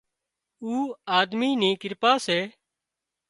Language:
Wadiyara Koli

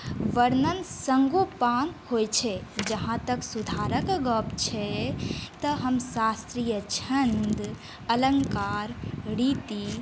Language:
Maithili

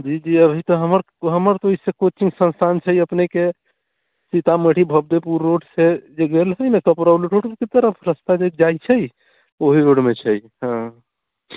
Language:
Maithili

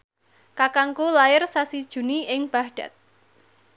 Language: Javanese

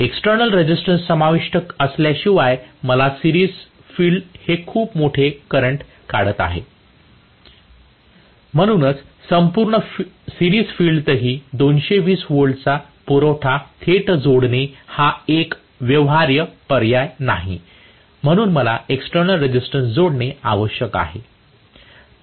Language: Marathi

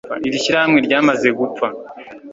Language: Kinyarwanda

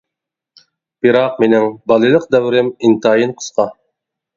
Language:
Uyghur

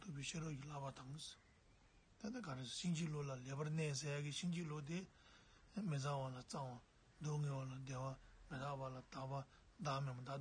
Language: Turkish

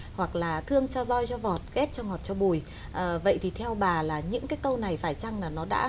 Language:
Vietnamese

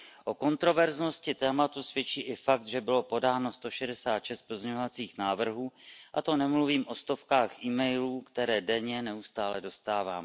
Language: Czech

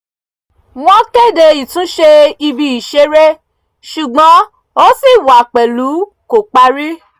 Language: Yoruba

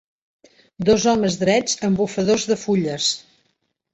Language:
Catalan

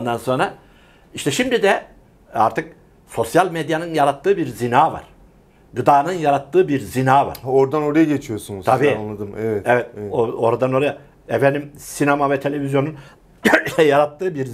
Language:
Turkish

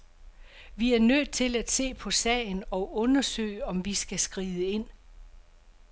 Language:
Danish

